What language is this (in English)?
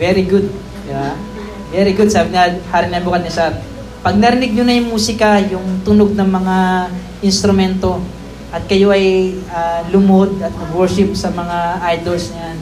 Filipino